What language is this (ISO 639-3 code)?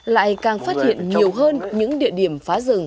vie